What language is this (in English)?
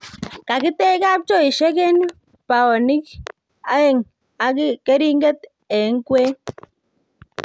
Kalenjin